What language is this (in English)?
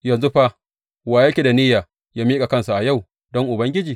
Hausa